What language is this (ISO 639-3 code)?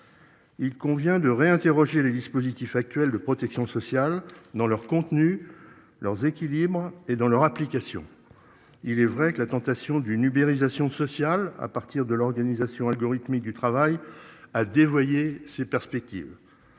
fra